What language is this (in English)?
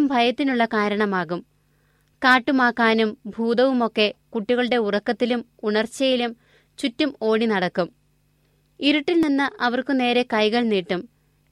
Malayalam